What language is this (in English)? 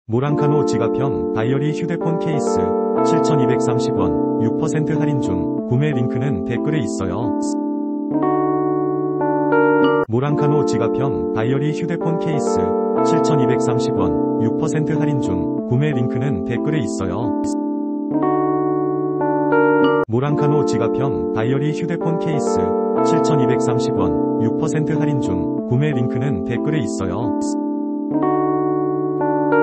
Korean